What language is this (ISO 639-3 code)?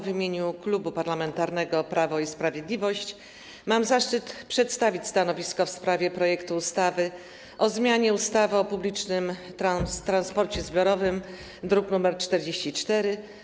pol